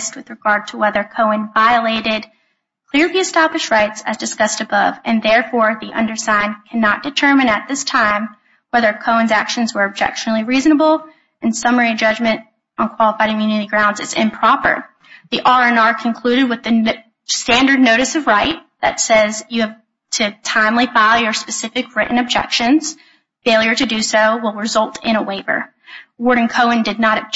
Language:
English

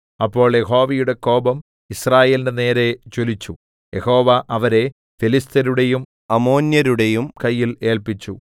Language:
Malayalam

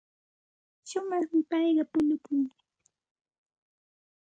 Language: Santa Ana de Tusi Pasco Quechua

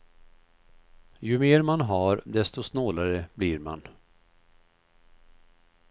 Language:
Swedish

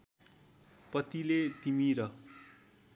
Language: Nepali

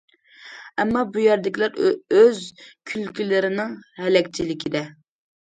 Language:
Uyghur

